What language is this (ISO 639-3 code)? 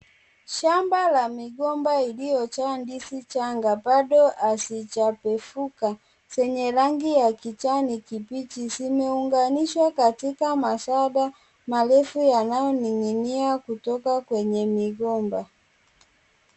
swa